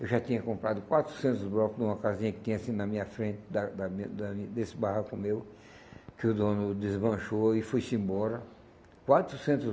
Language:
Portuguese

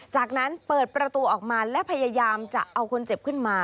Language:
Thai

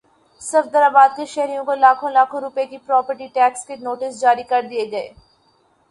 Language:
Urdu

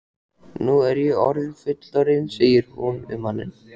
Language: Icelandic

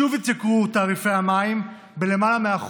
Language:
Hebrew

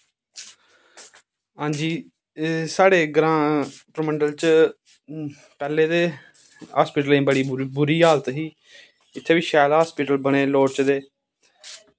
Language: Dogri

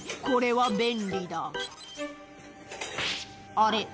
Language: Japanese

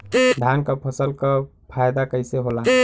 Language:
Bhojpuri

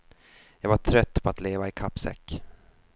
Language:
Swedish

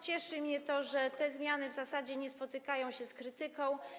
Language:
Polish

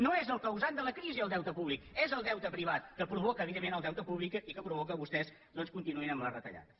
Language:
Catalan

